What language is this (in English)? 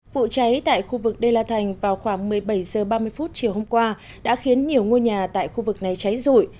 Vietnamese